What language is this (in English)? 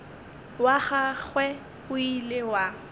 Northern Sotho